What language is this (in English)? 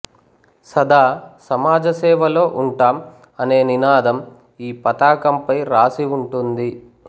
Telugu